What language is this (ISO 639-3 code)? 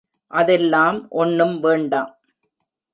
tam